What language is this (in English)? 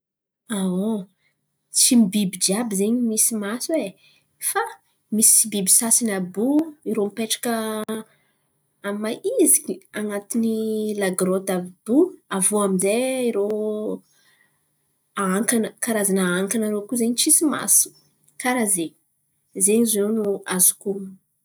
Antankarana Malagasy